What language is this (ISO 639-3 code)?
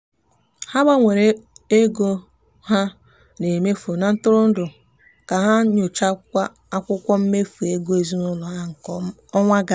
ibo